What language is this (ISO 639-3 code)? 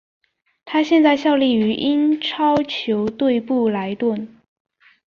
zho